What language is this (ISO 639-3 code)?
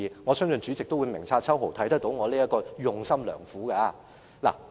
yue